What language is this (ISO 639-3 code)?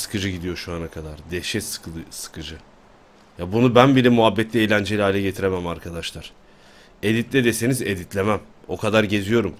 tur